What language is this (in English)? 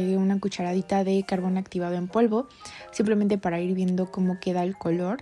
Spanish